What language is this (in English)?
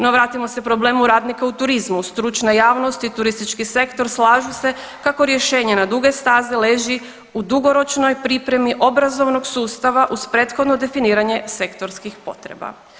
Croatian